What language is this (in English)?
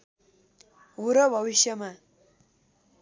Nepali